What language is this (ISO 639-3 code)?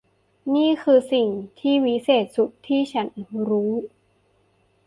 tha